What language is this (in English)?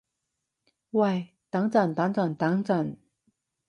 Cantonese